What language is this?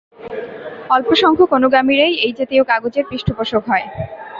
Bangla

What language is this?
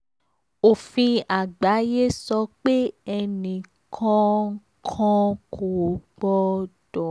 Yoruba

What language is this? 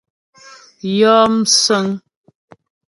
Ghomala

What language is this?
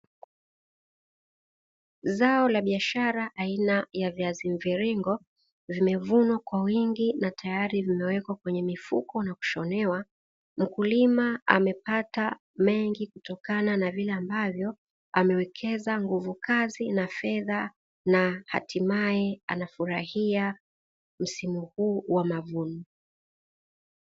Swahili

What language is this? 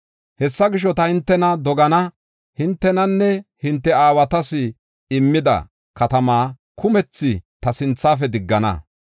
Gofa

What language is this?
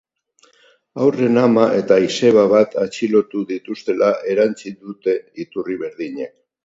Basque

